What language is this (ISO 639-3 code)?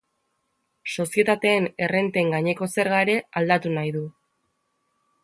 eus